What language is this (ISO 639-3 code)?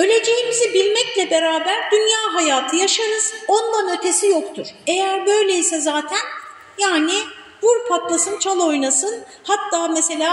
tur